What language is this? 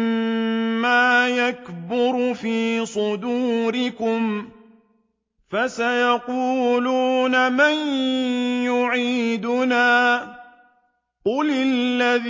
Arabic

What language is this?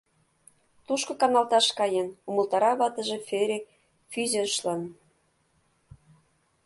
Mari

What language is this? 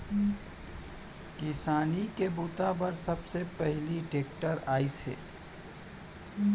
Chhattisgarhi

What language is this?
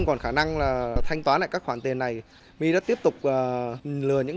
Vietnamese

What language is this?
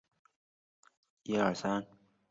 Chinese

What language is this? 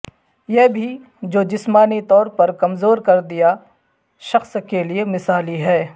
Urdu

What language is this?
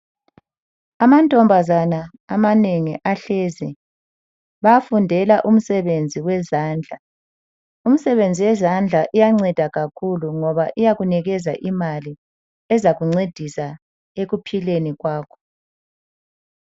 North Ndebele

